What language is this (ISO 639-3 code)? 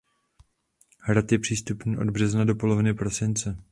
ces